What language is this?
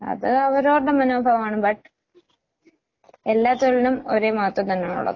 Malayalam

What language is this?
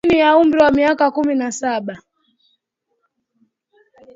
Swahili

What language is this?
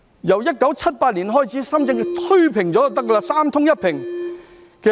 Cantonese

